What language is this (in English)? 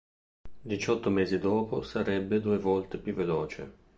Italian